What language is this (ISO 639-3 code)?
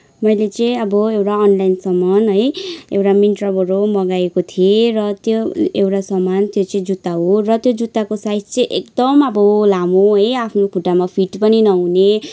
nep